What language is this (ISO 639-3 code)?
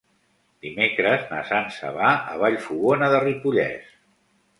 cat